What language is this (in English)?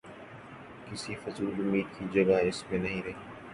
Urdu